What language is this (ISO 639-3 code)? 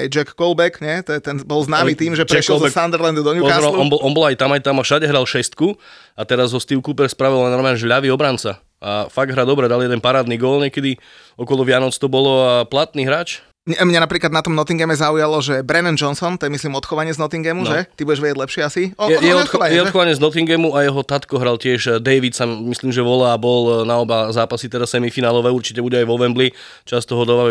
slk